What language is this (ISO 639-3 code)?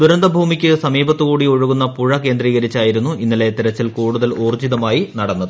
mal